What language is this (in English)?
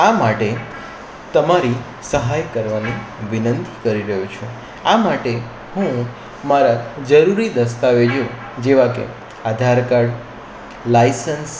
Gujarati